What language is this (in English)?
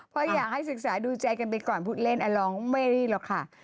Thai